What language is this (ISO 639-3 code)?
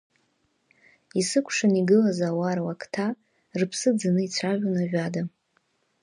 abk